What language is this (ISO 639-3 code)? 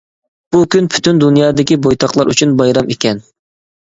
uig